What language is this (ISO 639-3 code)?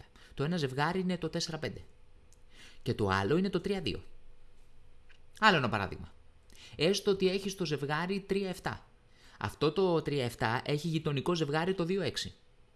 ell